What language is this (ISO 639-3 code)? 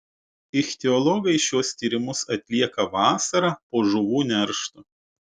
lit